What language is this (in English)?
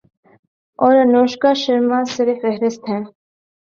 Urdu